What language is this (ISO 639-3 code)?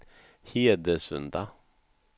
swe